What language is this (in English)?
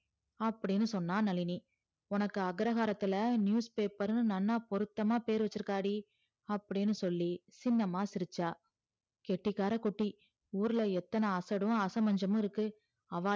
Tamil